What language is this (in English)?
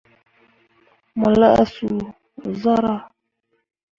Mundang